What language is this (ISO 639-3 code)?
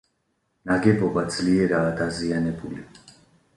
kat